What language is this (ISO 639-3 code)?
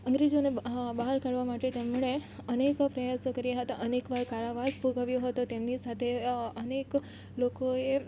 guj